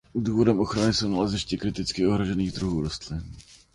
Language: Czech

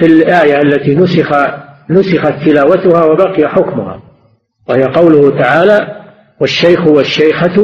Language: Arabic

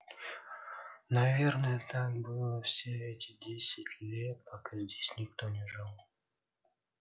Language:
Russian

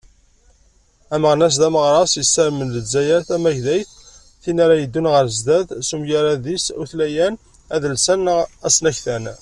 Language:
Kabyle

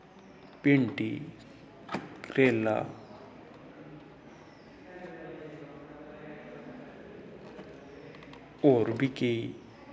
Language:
Dogri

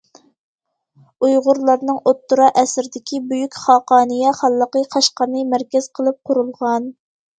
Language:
Uyghur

